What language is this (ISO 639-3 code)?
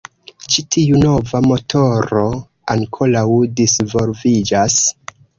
epo